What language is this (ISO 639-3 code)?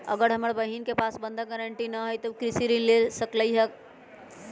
mag